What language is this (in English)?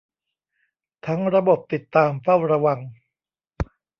Thai